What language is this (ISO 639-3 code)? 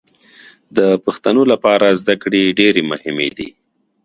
pus